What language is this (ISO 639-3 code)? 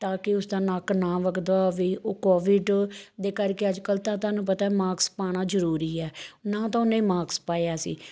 pan